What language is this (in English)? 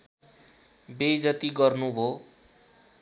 Nepali